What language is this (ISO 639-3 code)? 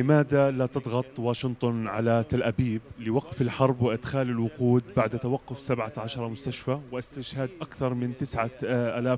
ara